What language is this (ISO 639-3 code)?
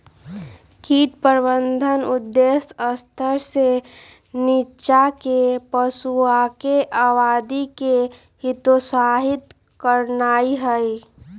mag